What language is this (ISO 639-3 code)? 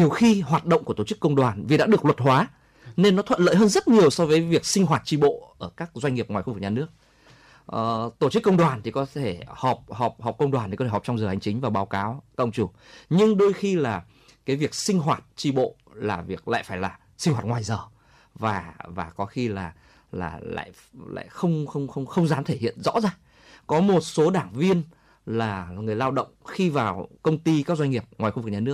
vie